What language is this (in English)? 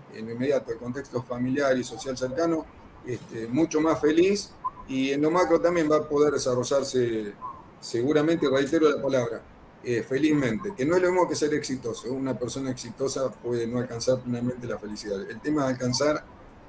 Spanish